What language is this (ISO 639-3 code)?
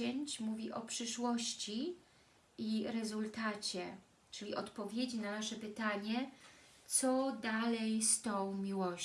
pol